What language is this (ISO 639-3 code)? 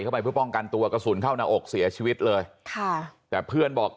tha